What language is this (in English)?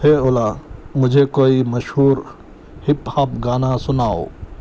Urdu